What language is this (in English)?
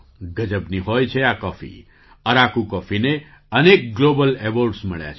Gujarati